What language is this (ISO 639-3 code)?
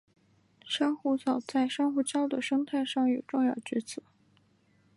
zho